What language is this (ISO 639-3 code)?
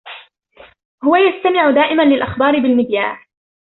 ara